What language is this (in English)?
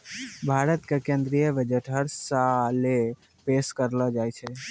Maithili